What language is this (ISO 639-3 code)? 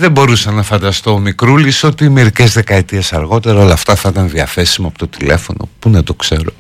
ell